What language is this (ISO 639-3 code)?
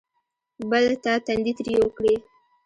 pus